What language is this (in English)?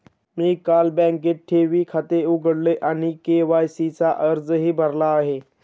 Marathi